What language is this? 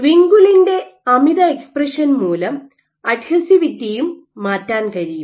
Malayalam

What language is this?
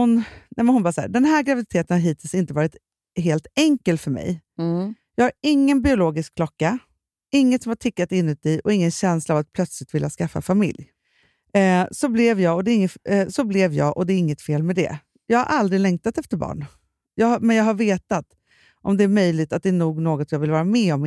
Swedish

